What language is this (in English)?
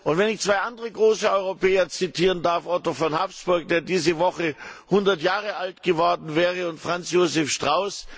German